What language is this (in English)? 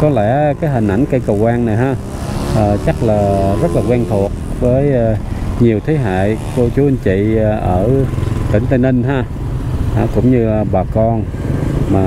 Vietnamese